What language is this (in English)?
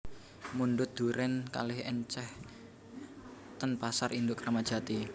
Javanese